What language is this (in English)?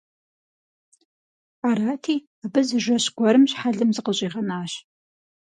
Kabardian